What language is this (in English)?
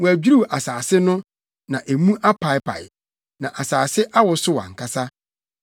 Akan